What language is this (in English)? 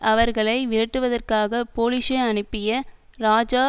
Tamil